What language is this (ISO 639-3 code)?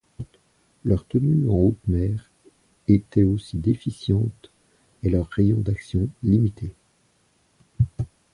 fra